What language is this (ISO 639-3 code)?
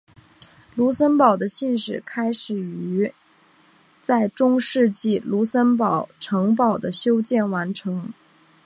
zho